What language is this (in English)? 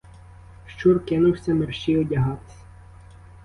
Ukrainian